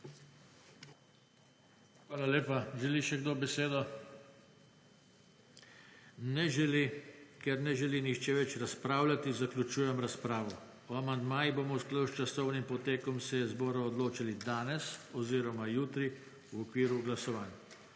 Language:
Slovenian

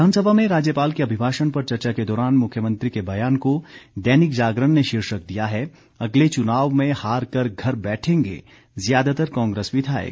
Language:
Hindi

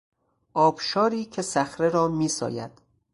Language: Persian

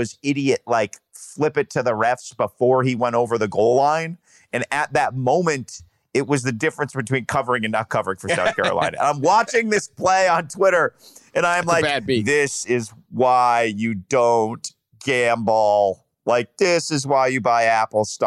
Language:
English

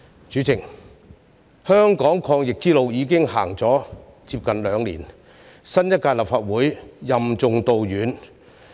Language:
Cantonese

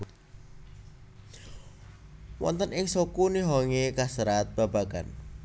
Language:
Javanese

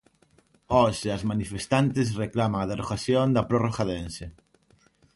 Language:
Galician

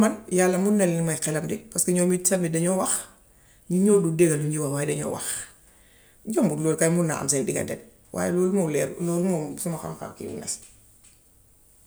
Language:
Gambian Wolof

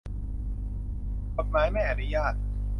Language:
Thai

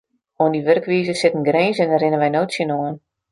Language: Western Frisian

